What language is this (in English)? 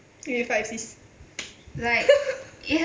English